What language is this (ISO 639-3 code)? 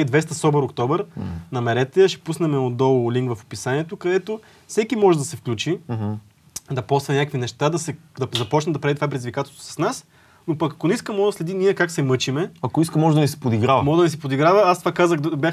bul